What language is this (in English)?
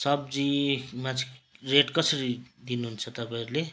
Nepali